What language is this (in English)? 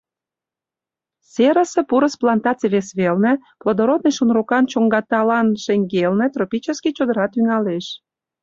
Mari